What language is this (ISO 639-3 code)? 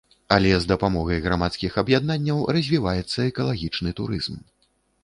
bel